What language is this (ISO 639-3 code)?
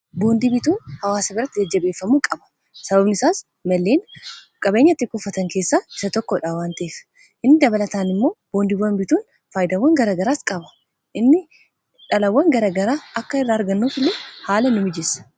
orm